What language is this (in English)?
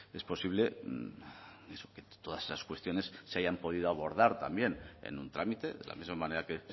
Spanish